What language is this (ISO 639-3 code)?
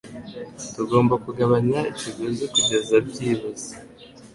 kin